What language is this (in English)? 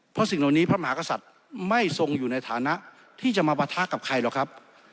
Thai